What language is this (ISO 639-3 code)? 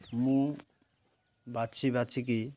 ori